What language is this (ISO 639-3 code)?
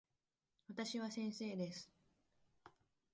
jpn